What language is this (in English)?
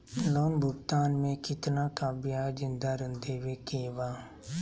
Magahi